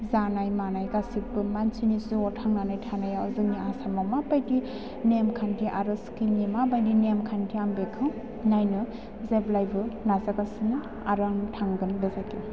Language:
Bodo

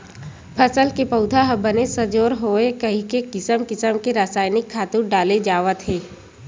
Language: Chhattisgarhi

